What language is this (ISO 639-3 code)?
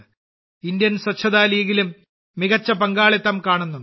mal